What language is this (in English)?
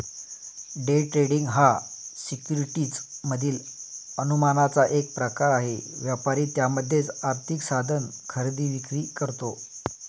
Marathi